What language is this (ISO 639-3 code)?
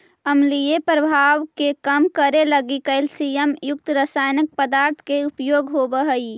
mag